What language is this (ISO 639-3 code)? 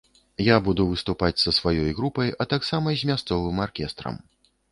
bel